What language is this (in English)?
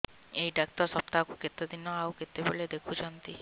Odia